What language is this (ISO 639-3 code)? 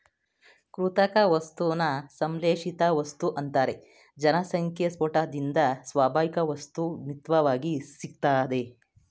kan